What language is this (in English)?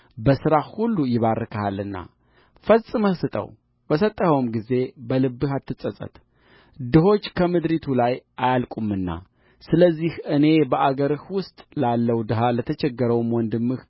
Amharic